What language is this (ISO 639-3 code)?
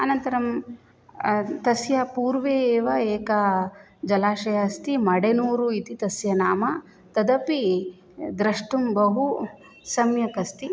san